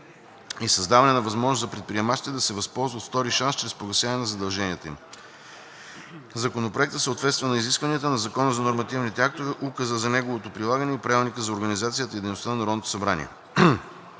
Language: Bulgarian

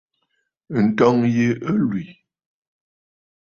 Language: Bafut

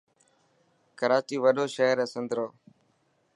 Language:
Dhatki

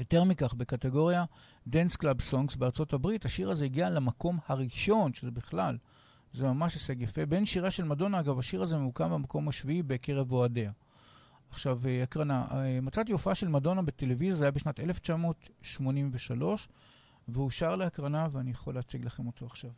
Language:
Hebrew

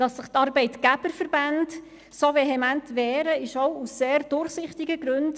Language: Swiss German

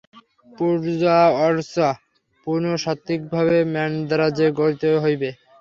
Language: Bangla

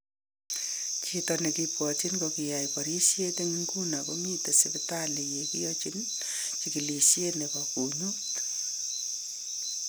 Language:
Kalenjin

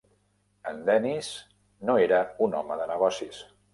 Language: Catalan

